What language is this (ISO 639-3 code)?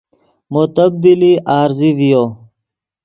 ydg